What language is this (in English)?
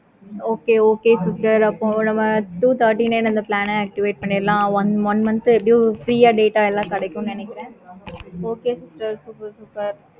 Tamil